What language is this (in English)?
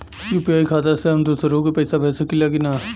Bhojpuri